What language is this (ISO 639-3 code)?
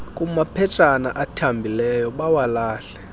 xho